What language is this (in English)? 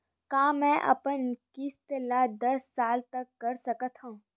Chhattisgarhi